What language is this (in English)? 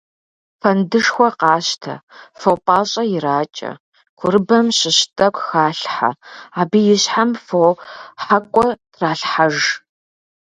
Kabardian